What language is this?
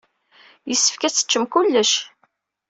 Kabyle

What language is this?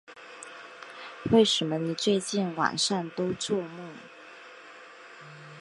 Chinese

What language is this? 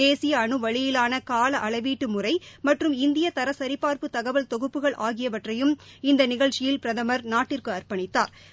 Tamil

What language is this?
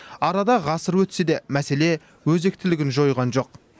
Kazakh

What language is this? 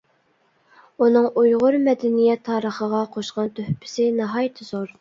Uyghur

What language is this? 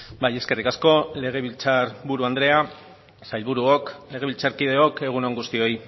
Basque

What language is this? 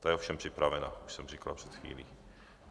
Czech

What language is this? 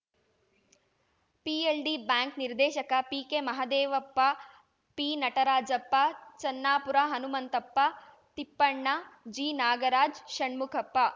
Kannada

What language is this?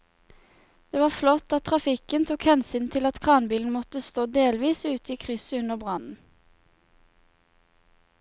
Norwegian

